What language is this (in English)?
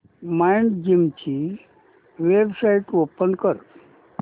Marathi